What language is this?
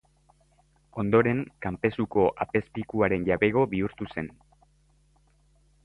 Basque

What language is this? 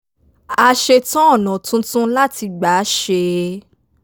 Yoruba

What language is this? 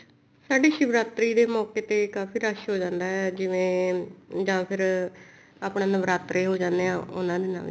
Punjabi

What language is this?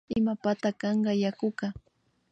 Imbabura Highland Quichua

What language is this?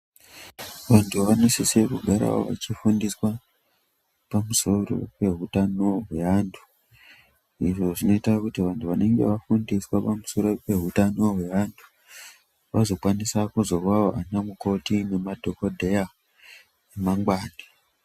Ndau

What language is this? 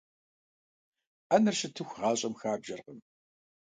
Kabardian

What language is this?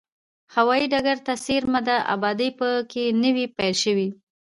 Pashto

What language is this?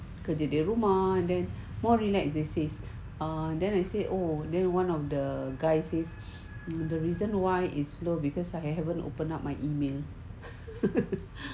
English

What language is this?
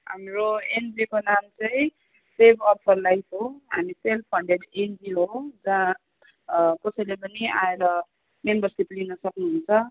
Nepali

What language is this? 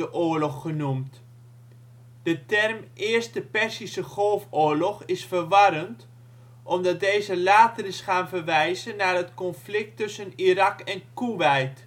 Dutch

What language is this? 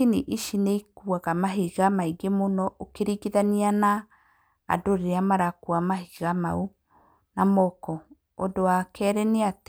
Kikuyu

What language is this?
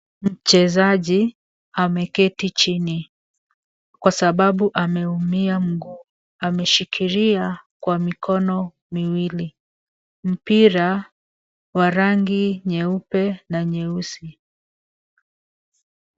Swahili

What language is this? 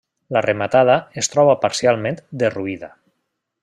Catalan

